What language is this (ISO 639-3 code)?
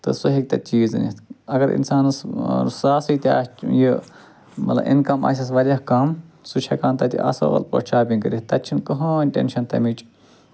kas